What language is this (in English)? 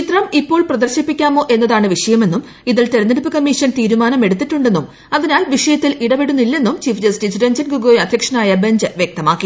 Malayalam